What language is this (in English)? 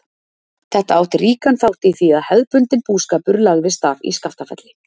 Icelandic